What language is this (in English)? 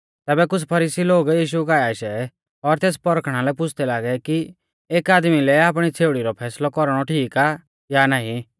Mahasu Pahari